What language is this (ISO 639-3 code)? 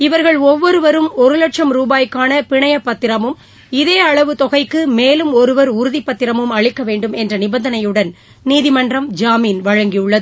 tam